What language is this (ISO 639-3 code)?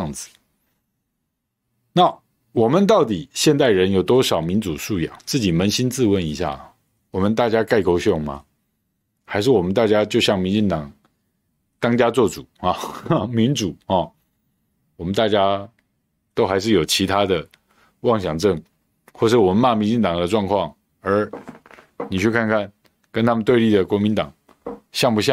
zho